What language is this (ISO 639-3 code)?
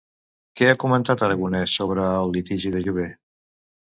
cat